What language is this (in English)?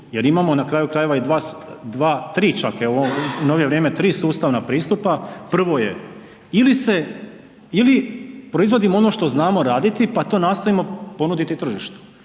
Croatian